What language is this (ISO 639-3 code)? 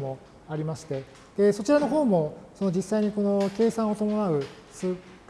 jpn